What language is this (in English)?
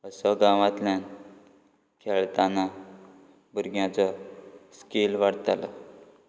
Konkani